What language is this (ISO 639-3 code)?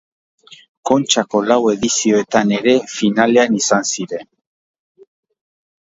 eus